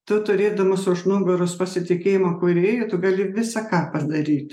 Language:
Lithuanian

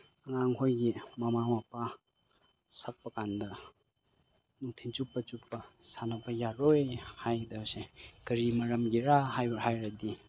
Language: Manipuri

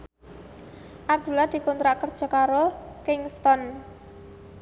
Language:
Javanese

